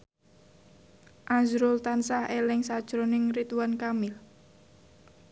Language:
Javanese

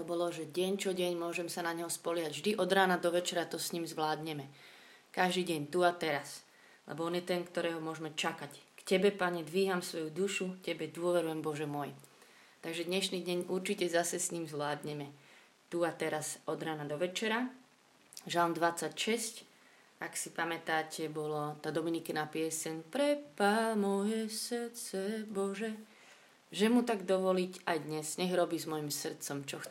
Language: Slovak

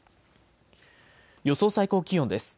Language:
Japanese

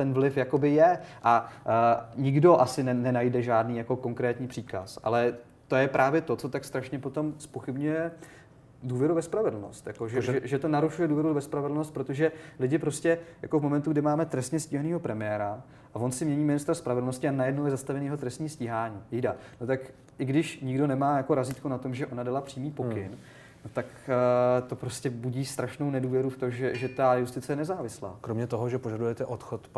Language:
Czech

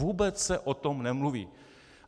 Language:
Czech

